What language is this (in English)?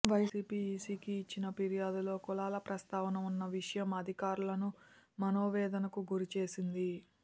Telugu